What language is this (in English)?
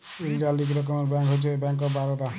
Bangla